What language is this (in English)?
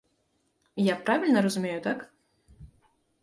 Belarusian